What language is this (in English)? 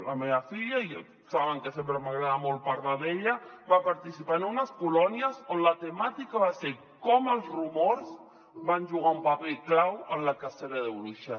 Catalan